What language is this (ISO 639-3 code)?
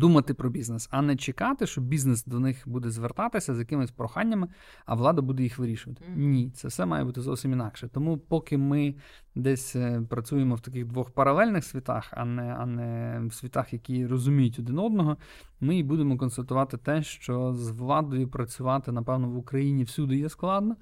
ukr